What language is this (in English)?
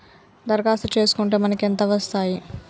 Telugu